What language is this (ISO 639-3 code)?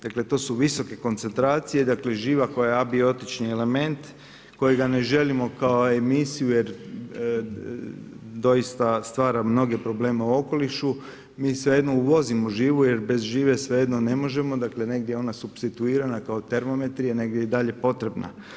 hrv